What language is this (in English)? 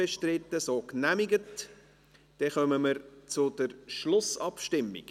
Swiss German